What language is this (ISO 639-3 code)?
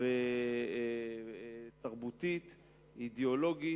heb